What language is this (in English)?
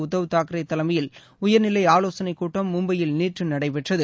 Tamil